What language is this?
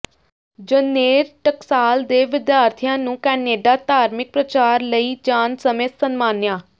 Punjabi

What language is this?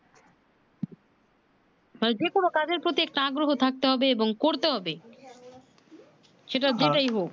Bangla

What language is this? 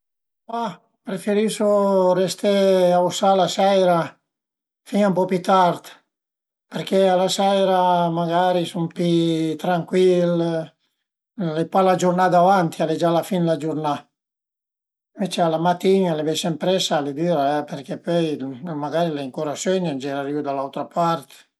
Piedmontese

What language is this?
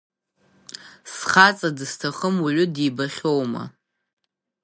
Abkhazian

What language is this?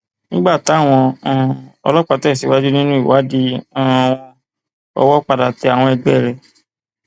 Yoruba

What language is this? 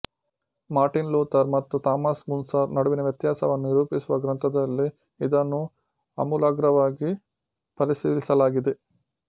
Kannada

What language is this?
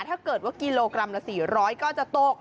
Thai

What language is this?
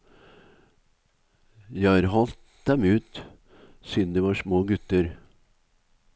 Norwegian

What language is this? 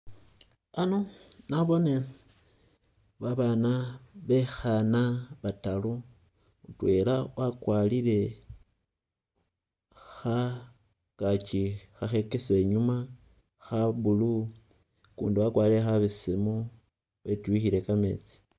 Masaaba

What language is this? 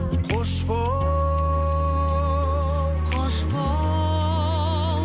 Kazakh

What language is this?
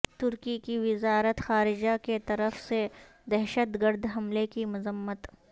Urdu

